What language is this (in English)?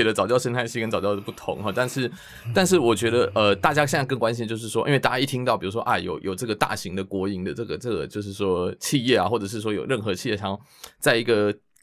Chinese